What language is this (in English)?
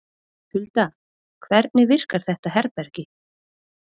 Icelandic